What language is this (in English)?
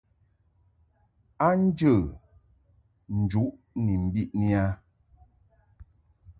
Mungaka